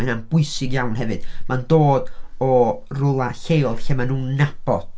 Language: Welsh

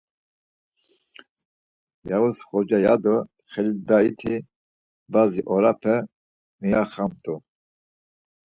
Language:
Laz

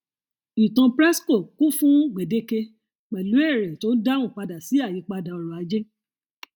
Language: Yoruba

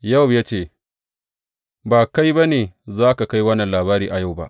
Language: Hausa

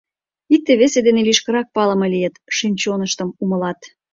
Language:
Mari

